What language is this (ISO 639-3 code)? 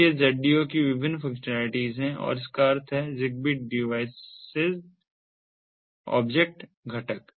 hin